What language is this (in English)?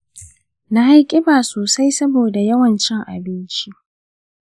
Hausa